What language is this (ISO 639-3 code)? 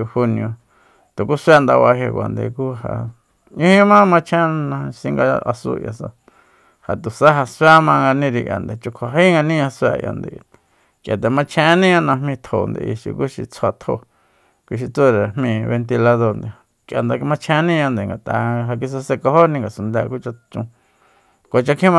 vmp